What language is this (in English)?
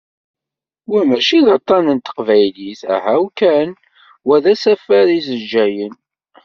Kabyle